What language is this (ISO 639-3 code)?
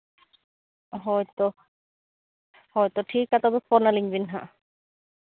sat